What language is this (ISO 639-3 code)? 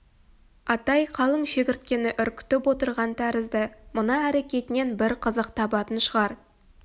kaz